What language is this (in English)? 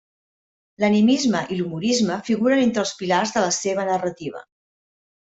Catalan